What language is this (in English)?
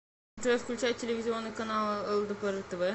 Russian